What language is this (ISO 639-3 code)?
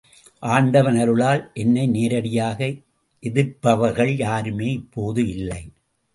tam